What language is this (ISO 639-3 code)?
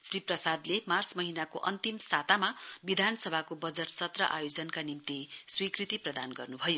nep